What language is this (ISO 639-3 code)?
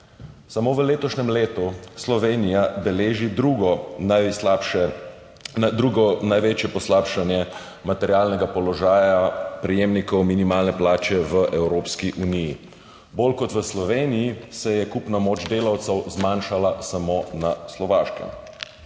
slv